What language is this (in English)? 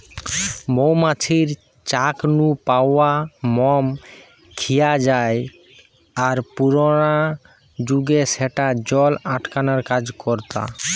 Bangla